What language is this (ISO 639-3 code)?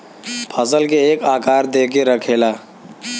bho